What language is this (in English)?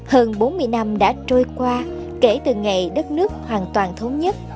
Vietnamese